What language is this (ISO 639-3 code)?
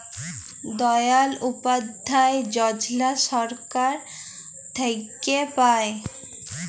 ben